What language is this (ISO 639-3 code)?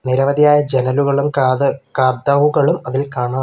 mal